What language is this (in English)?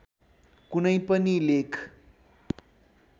Nepali